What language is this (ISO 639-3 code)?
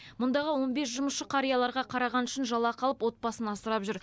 kaz